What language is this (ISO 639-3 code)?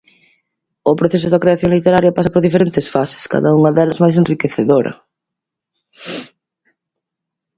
glg